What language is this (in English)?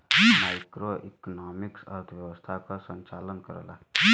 Bhojpuri